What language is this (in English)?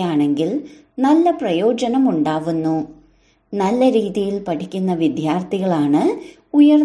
Malayalam